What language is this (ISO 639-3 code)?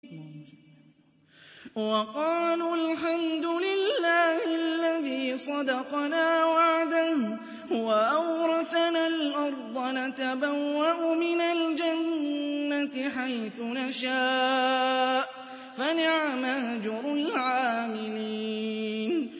ara